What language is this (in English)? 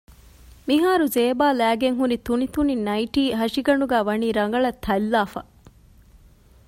Divehi